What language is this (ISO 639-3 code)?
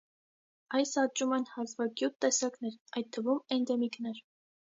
hye